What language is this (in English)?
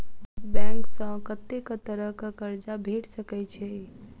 Maithili